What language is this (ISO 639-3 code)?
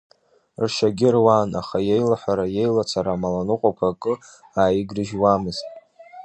abk